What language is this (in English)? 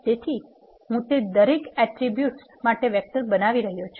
Gujarati